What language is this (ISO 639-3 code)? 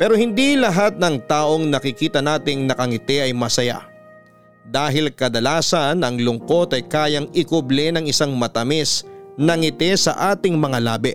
fil